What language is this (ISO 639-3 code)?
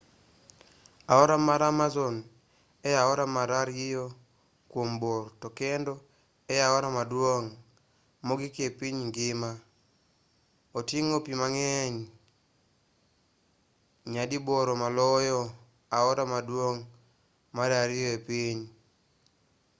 luo